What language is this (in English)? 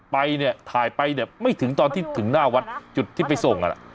Thai